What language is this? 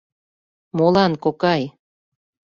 Mari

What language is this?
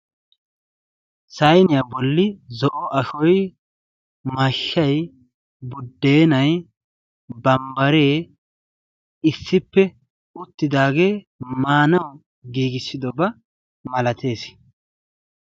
Wolaytta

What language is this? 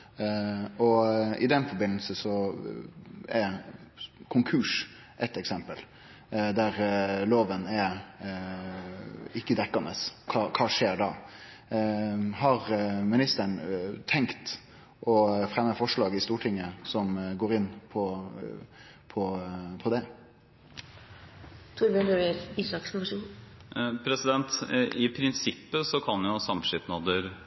Norwegian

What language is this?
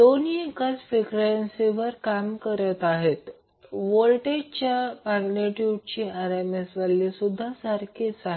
Marathi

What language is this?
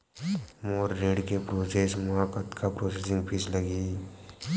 Chhattisgarhi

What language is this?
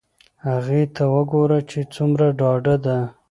Pashto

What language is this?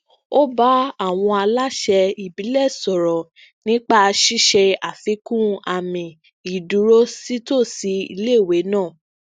Yoruba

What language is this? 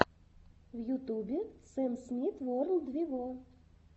Russian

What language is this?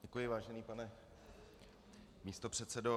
Czech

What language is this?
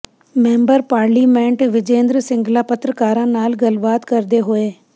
Punjabi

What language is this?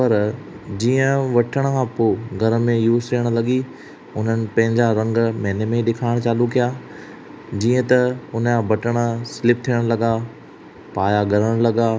Sindhi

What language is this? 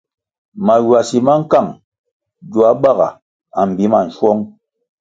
Kwasio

